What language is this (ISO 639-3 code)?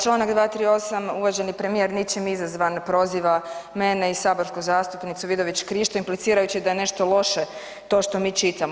hrv